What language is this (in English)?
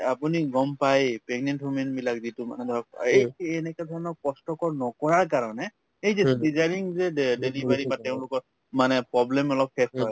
Assamese